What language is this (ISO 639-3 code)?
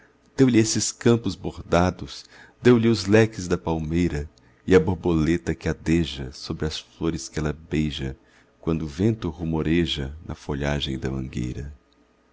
por